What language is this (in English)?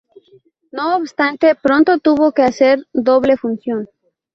Spanish